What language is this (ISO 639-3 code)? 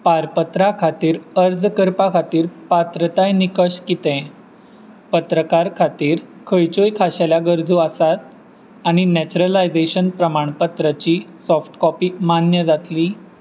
kok